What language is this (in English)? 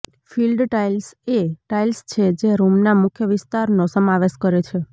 Gujarati